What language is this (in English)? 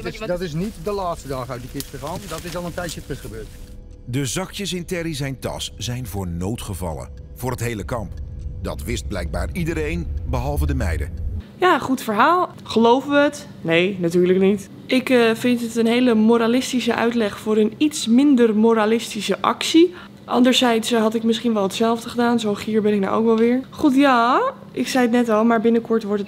Dutch